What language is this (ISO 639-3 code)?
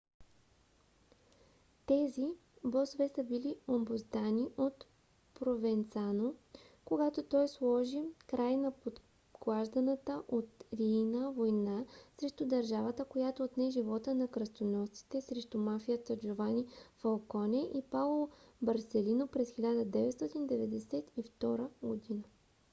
bul